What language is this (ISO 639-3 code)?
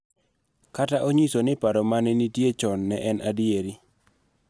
luo